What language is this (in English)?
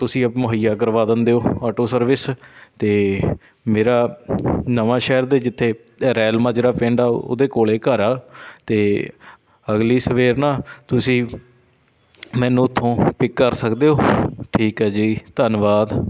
Punjabi